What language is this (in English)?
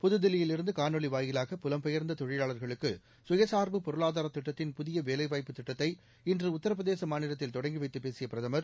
Tamil